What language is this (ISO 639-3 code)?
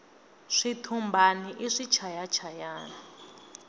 tso